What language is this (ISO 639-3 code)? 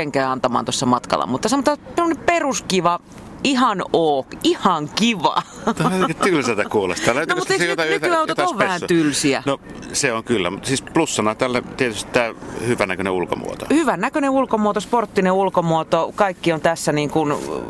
fin